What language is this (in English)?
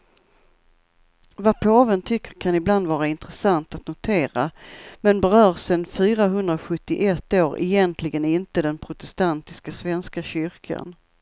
Swedish